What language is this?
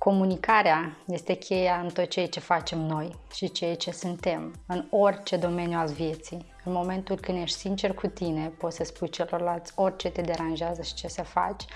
Romanian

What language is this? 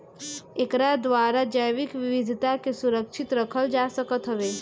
Bhojpuri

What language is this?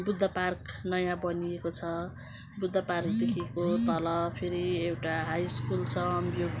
Nepali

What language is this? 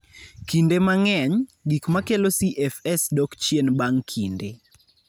Luo (Kenya and Tanzania)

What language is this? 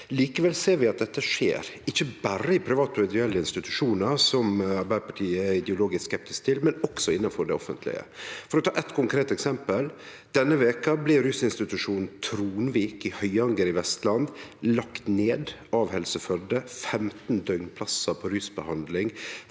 Norwegian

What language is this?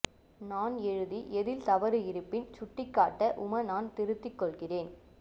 Tamil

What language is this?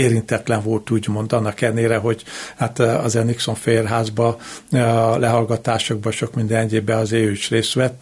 Hungarian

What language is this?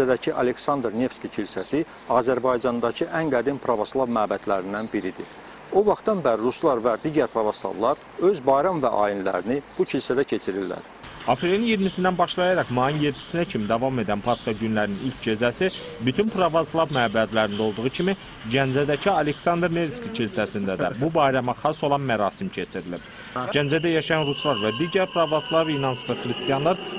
Turkish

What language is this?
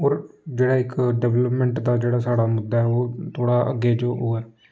Dogri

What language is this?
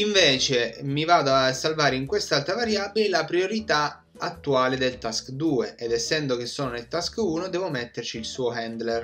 Italian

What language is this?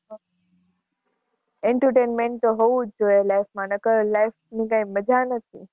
Gujarati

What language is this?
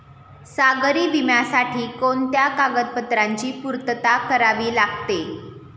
Marathi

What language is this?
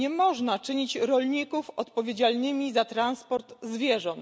Polish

